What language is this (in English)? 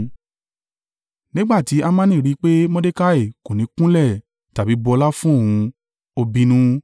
Yoruba